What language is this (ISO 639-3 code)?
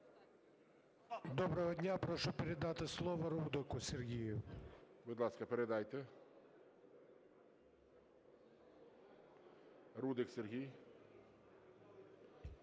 ukr